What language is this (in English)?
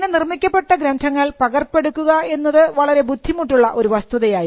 Malayalam